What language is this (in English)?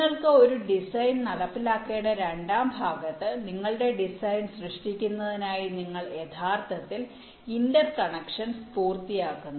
Malayalam